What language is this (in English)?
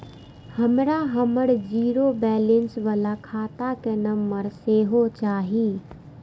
Maithili